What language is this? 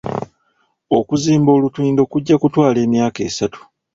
Ganda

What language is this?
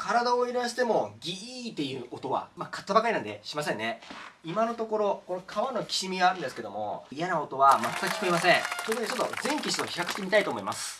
Japanese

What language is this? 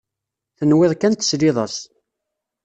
Kabyle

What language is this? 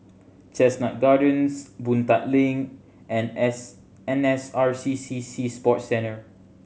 English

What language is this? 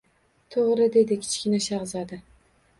Uzbek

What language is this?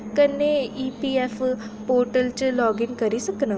Dogri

